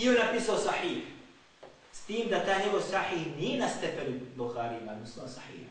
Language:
Greek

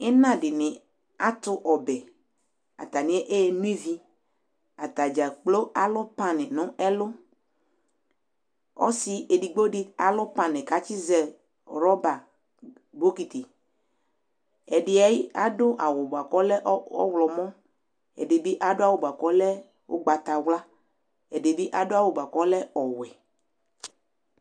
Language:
Ikposo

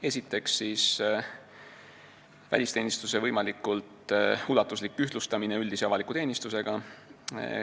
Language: Estonian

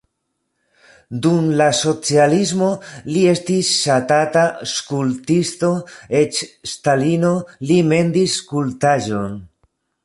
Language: Esperanto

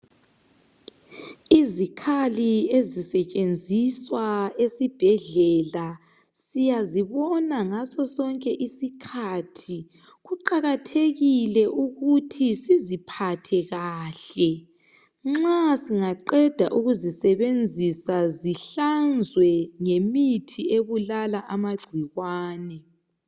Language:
North Ndebele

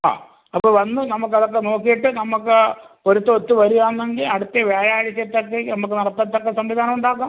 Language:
Malayalam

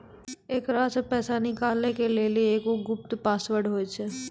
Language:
Maithili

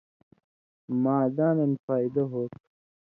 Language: Indus Kohistani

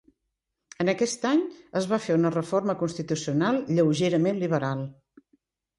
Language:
Catalan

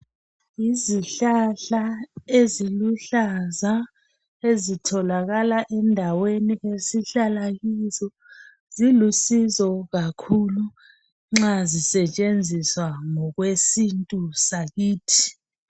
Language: North Ndebele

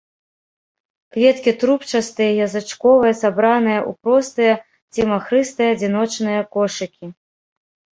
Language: Belarusian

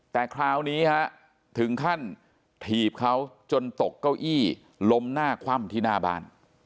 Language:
Thai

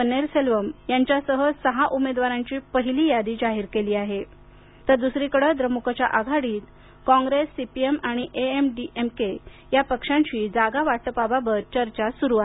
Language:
Marathi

